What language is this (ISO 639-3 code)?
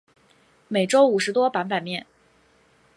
zho